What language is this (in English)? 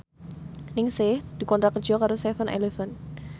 Javanese